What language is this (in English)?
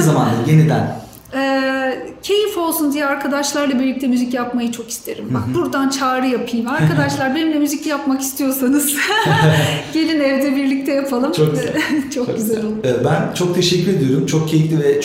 Turkish